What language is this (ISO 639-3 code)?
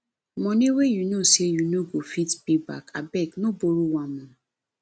pcm